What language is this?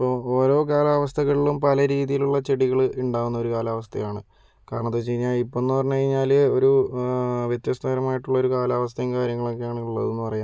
Malayalam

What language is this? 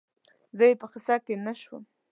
Pashto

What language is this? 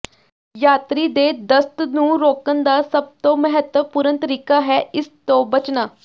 Punjabi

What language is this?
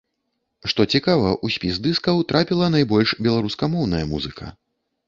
Belarusian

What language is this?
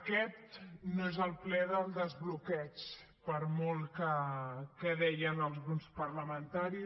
Catalan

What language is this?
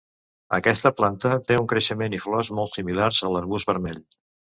Catalan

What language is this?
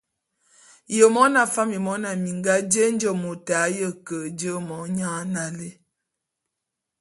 Bulu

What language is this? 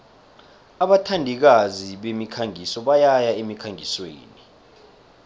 South Ndebele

